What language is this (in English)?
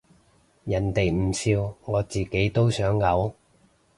Cantonese